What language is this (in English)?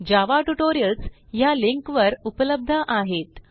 Marathi